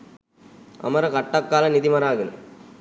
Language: Sinhala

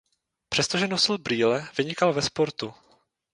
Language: Czech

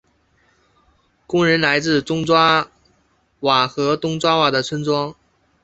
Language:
Chinese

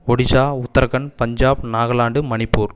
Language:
Tamil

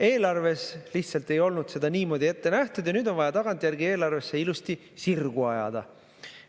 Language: Estonian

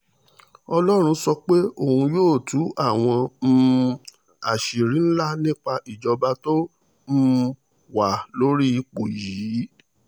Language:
Yoruba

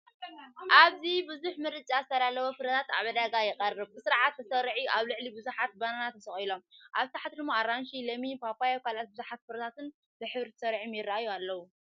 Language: Tigrinya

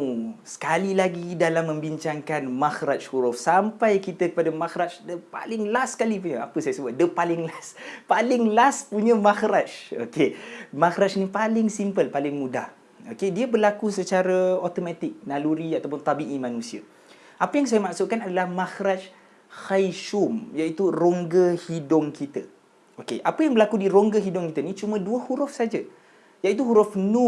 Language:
Malay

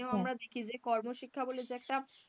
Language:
Bangla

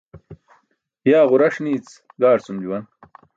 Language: Burushaski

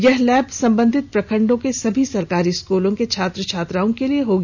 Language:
Hindi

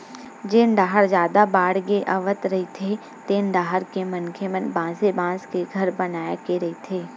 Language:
Chhattisgarhi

